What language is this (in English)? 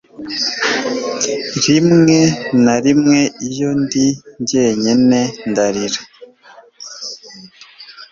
Kinyarwanda